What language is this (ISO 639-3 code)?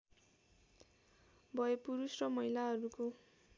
nep